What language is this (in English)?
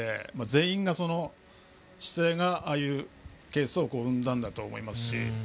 Japanese